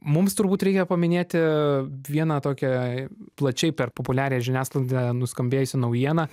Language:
Lithuanian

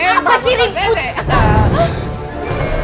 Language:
Indonesian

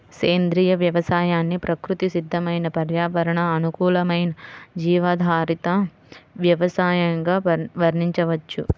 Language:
Telugu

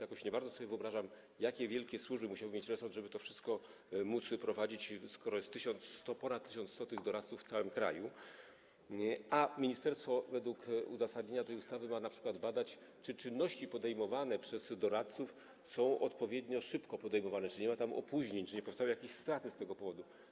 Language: Polish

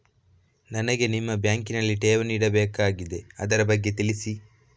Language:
Kannada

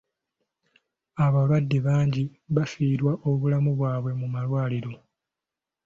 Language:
Ganda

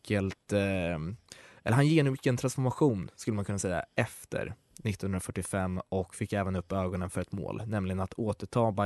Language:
Swedish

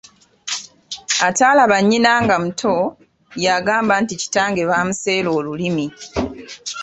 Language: Ganda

